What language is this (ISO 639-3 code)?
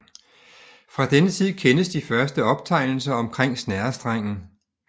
dan